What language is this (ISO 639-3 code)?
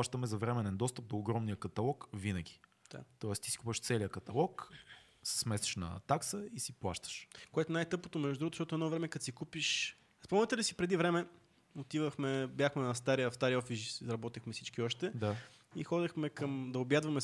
bul